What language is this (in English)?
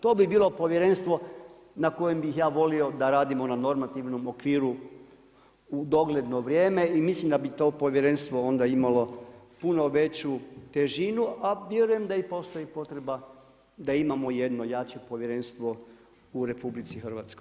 Croatian